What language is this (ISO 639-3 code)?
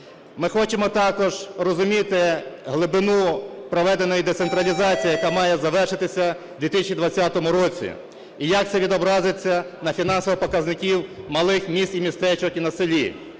ukr